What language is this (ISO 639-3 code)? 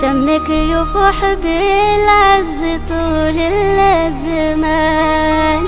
ara